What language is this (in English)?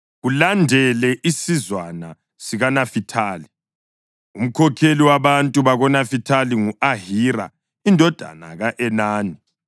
North Ndebele